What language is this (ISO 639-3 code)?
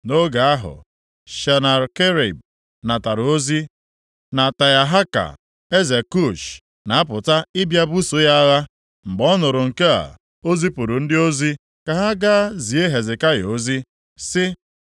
ibo